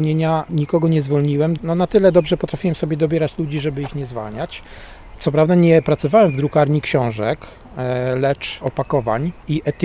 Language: Polish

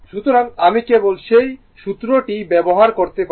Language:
Bangla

